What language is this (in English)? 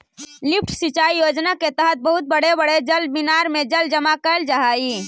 Magahi